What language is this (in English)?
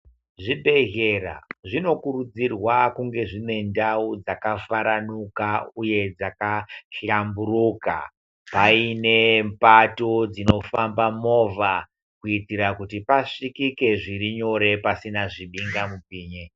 Ndau